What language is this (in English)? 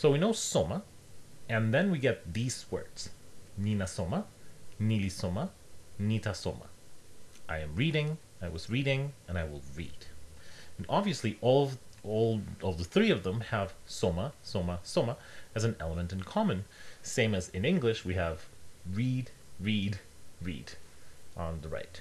English